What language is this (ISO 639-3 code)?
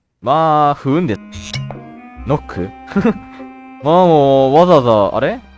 jpn